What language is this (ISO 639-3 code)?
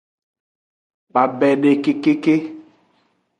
ajg